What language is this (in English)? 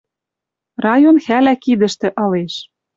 Western Mari